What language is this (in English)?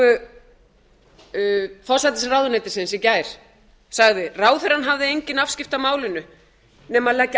Icelandic